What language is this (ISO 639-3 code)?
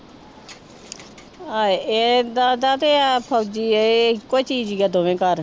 pan